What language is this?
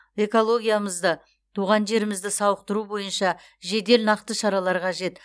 Kazakh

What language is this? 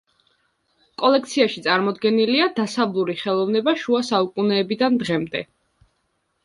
Georgian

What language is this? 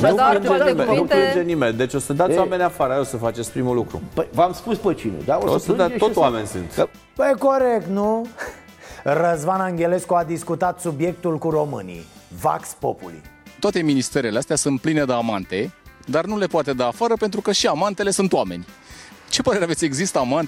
Romanian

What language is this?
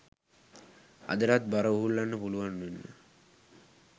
Sinhala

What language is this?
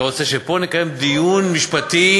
Hebrew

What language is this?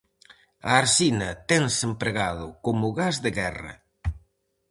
Galician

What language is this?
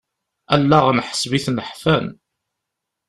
Kabyle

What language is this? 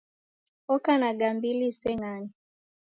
Taita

